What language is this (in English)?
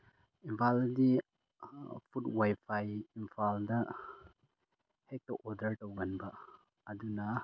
Manipuri